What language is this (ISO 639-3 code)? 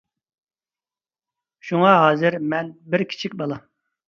uig